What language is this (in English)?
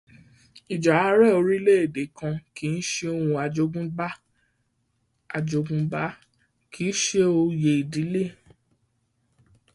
Yoruba